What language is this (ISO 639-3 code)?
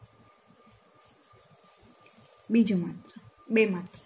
guj